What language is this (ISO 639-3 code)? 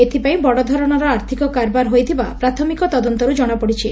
ori